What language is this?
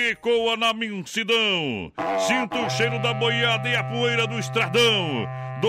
Portuguese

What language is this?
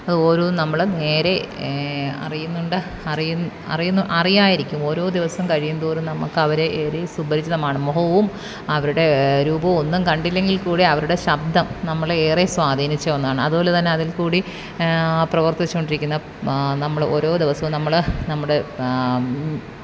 Malayalam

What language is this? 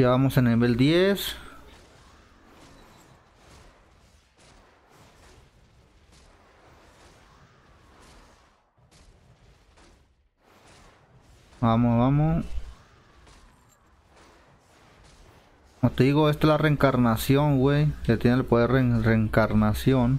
Spanish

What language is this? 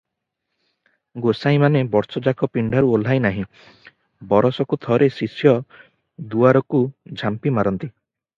Odia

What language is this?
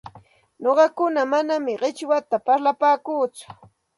Santa Ana de Tusi Pasco Quechua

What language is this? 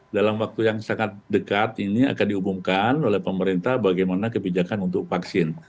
Indonesian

